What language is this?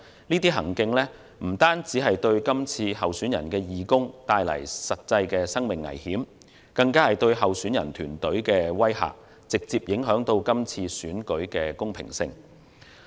Cantonese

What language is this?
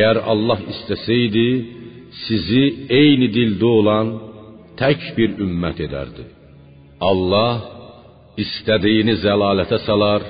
Persian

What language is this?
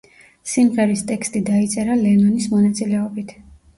Georgian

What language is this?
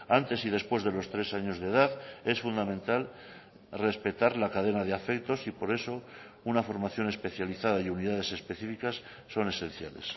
Spanish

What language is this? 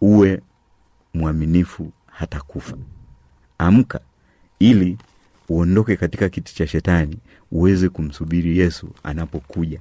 Swahili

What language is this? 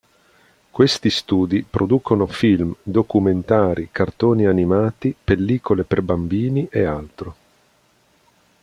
Italian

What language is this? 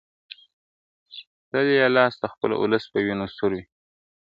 Pashto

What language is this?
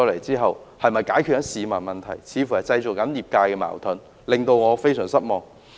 Cantonese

